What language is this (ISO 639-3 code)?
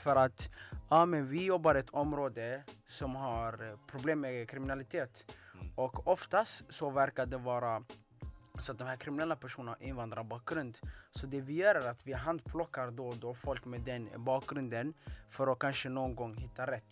swe